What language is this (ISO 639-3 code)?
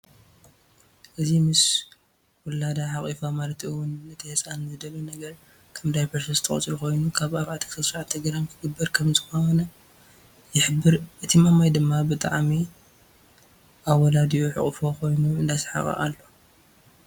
tir